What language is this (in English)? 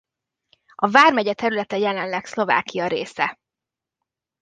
Hungarian